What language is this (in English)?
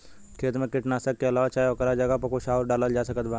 Bhojpuri